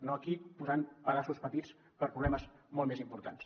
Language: Catalan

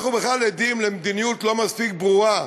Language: Hebrew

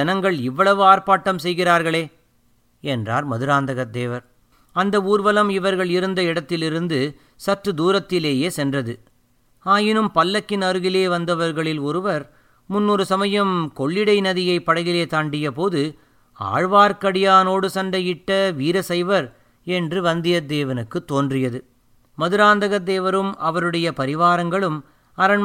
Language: Tamil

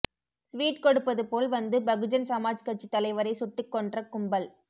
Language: Tamil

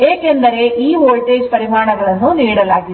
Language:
Kannada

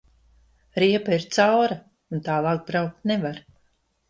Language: Latvian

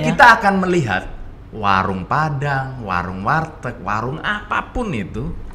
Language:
Indonesian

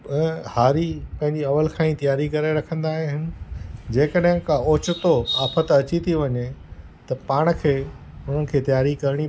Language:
Sindhi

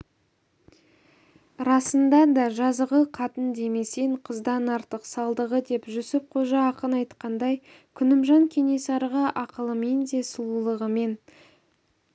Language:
Kazakh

